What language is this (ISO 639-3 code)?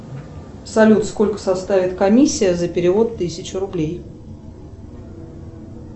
rus